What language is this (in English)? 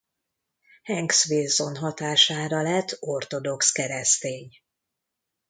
Hungarian